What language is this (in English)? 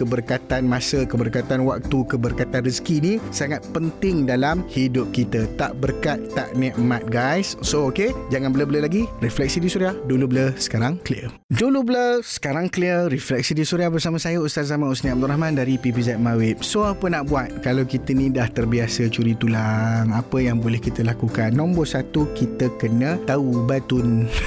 Malay